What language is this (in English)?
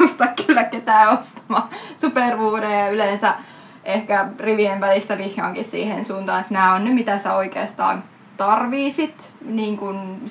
Finnish